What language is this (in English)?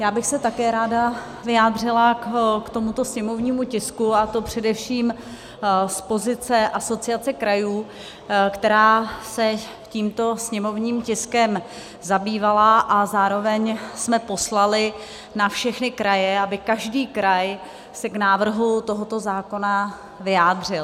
Czech